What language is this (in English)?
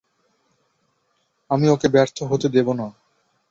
Bangla